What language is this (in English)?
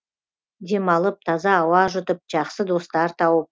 Kazakh